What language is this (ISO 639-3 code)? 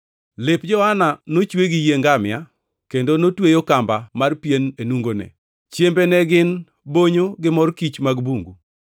luo